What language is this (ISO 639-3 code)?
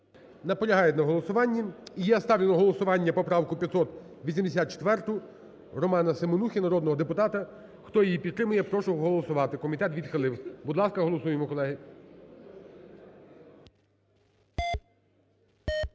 ukr